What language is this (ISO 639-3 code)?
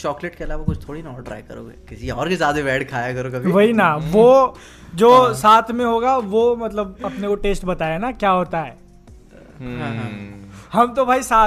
hin